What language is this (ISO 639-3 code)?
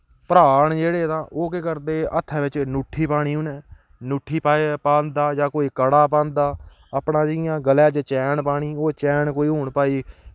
doi